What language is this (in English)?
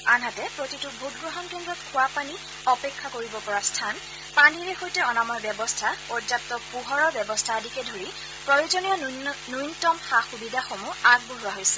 Assamese